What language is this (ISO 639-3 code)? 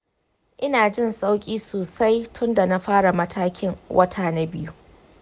hau